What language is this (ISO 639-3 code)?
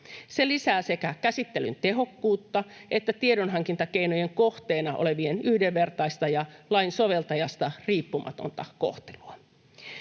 fin